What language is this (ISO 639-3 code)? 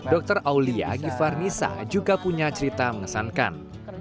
ind